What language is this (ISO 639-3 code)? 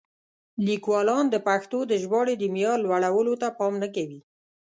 pus